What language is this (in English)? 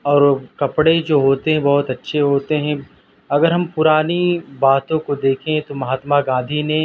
Urdu